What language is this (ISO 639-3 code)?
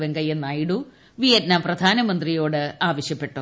mal